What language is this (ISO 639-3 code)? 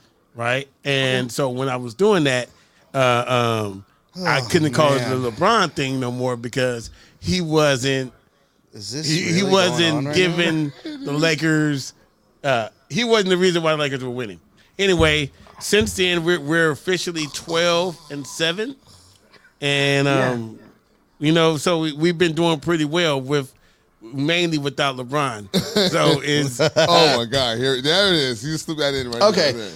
eng